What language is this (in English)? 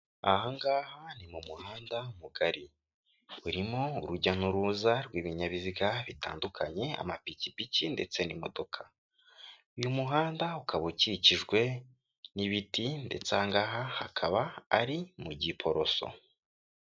Kinyarwanda